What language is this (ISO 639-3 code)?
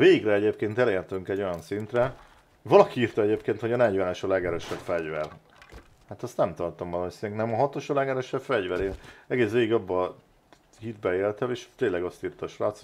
hun